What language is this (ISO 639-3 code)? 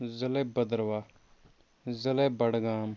kas